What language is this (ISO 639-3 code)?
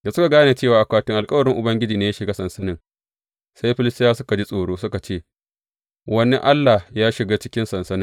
hau